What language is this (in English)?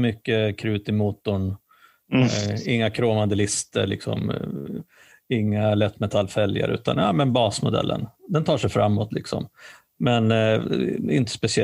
Swedish